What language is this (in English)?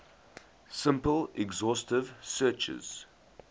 English